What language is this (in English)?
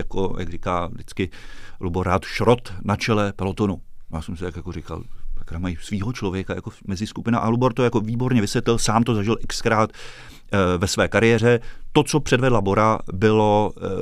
Czech